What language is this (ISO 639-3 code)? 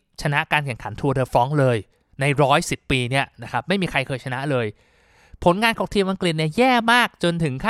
tha